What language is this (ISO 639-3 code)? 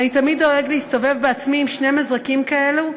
heb